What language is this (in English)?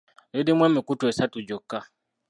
Ganda